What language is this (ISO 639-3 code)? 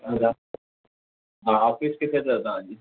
snd